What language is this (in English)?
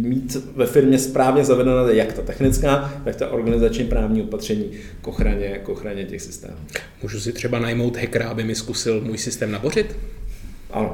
Czech